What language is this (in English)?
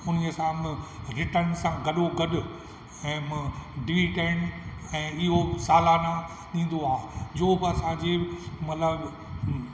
Sindhi